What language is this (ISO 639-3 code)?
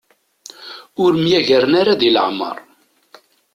kab